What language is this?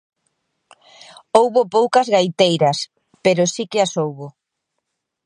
Galician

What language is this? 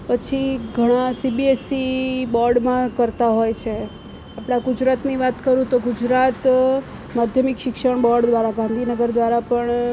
Gujarati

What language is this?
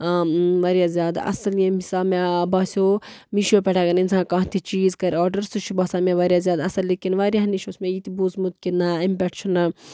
Kashmiri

